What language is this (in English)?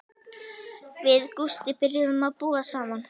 Icelandic